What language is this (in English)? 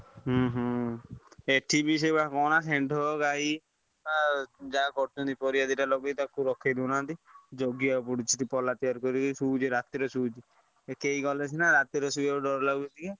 Odia